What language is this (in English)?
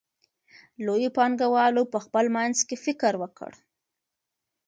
Pashto